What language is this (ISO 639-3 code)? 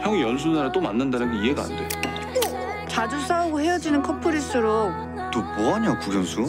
kor